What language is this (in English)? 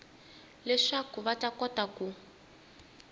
Tsonga